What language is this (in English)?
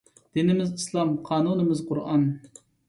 Uyghur